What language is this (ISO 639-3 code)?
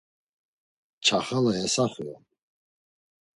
lzz